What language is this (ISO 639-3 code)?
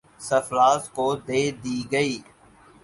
urd